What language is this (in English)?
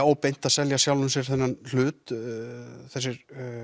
Icelandic